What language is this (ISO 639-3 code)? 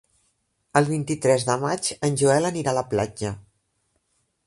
cat